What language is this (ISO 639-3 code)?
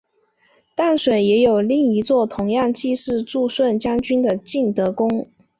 zho